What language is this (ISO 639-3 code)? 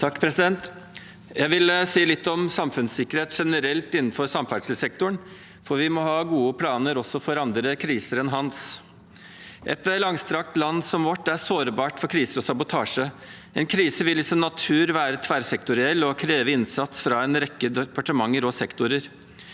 nor